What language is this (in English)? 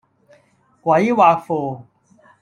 Cantonese